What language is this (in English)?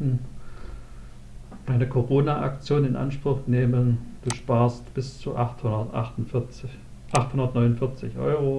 German